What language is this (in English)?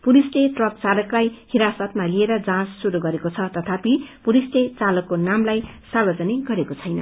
Nepali